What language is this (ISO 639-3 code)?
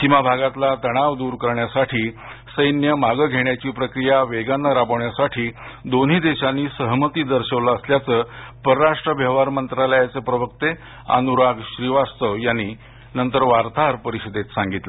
mar